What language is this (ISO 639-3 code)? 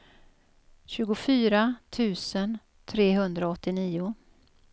swe